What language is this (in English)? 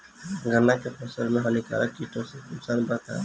Bhojpuri